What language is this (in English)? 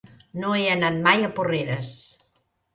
Catalan